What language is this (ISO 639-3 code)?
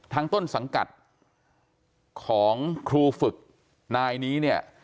tha